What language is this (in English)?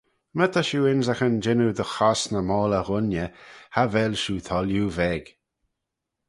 Manx